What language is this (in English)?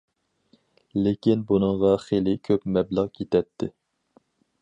Uyghur